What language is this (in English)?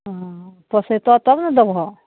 Maithili